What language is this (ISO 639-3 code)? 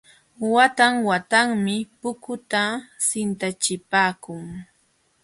qxw